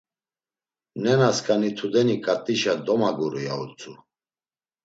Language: Laz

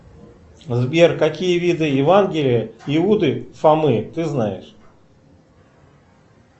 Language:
Russian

